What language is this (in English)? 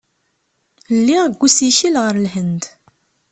Kabyle